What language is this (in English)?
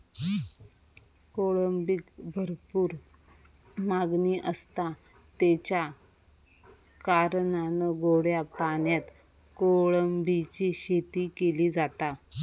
Marathi